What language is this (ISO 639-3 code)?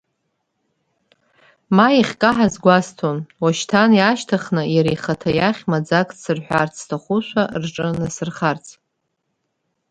abk